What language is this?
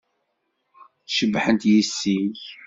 Kabyle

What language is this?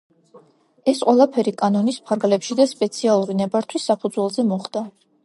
Georgian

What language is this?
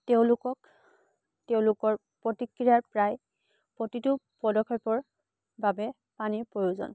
Assamese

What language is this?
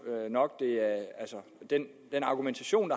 Danish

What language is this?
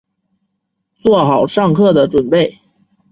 Chinese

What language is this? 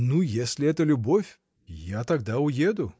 Russian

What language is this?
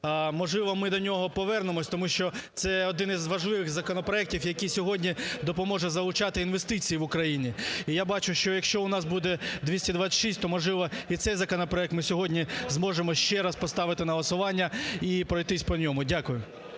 Ukrainian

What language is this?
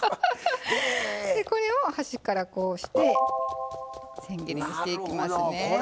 Japanese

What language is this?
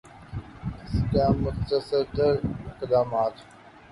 Urdu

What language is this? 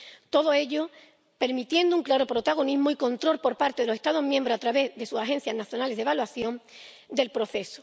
Spanish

